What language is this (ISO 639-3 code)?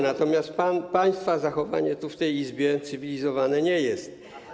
pol